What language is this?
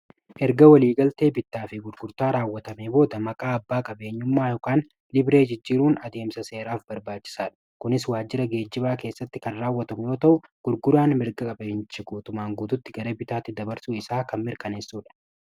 Oromo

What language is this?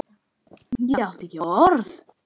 Icelandic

